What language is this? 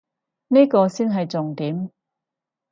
Cantonese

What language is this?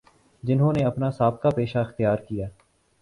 Urdu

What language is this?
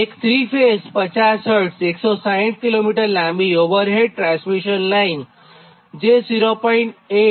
Gujarati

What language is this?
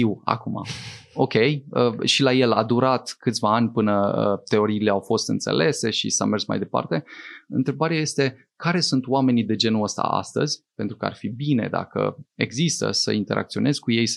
Romanian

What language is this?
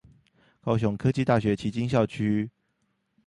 Chinese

